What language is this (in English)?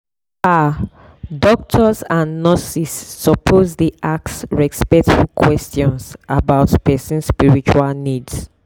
Nigerian Pidgin